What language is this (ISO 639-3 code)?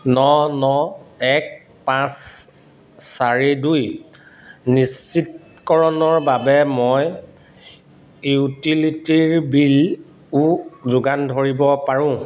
asm